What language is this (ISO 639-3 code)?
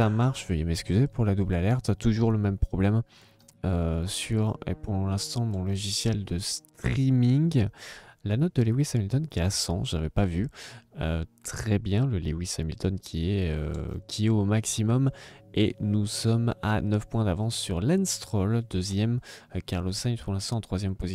fra